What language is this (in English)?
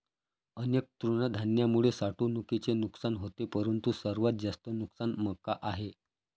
Marathi